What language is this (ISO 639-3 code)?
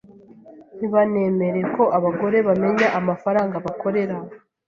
kin